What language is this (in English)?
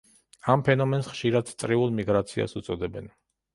Georgian